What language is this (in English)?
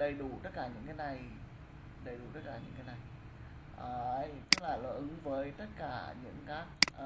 Vietnamese